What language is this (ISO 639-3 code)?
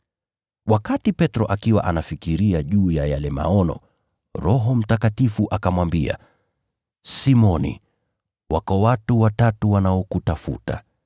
swa